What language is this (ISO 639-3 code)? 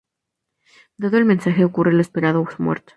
spa